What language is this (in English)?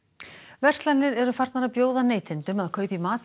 Icelandic